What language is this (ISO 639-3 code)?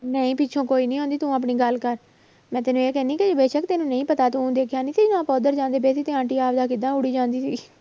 pan